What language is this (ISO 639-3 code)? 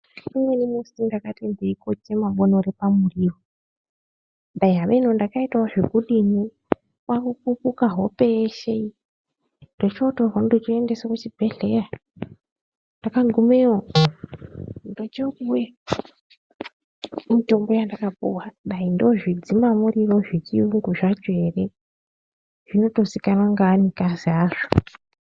ndc